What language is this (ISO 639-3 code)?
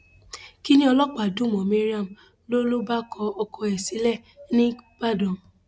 yor